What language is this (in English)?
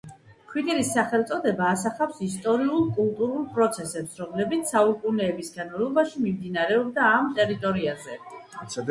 Georgian